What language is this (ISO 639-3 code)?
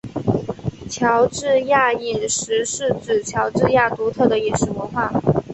zho